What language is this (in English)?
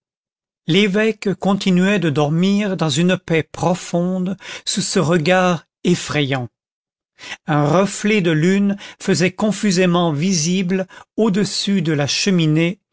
French